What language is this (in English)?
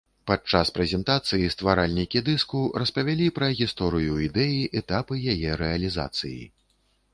Belarusian